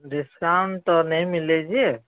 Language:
Odia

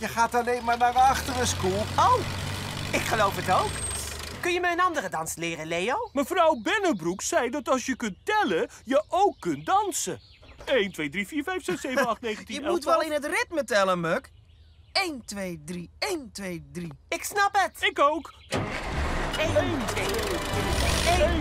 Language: Dutch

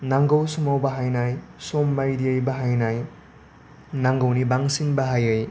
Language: Bodo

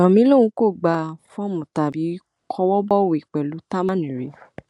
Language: Yoruba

